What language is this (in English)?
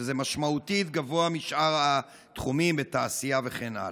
Hebrew